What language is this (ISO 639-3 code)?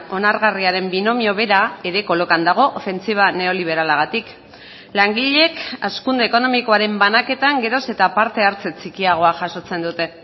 eus